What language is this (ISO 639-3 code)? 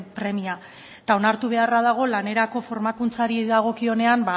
eus